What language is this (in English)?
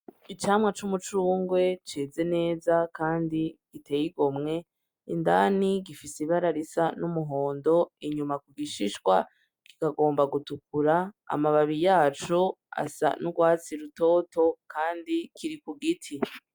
Rundi